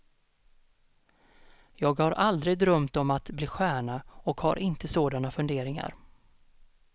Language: Swedish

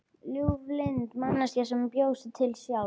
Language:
Icelandic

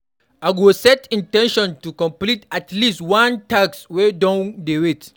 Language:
Nigerian Pidgin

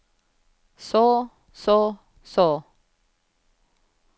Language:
Norwegian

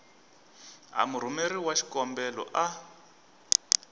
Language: Tsonga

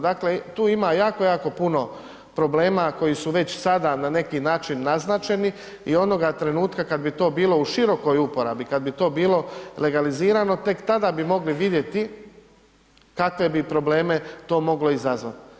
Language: Croatian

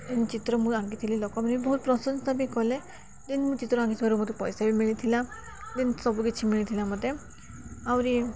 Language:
Odia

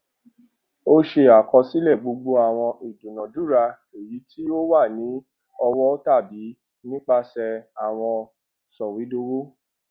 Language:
Yoruba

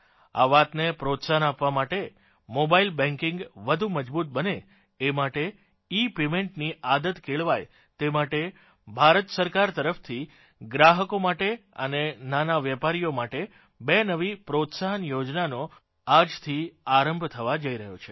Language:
Gujarati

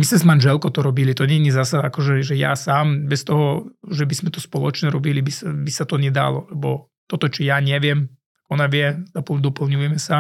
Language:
Slovak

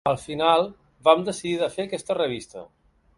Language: Catalan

